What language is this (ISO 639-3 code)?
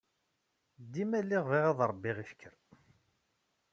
kab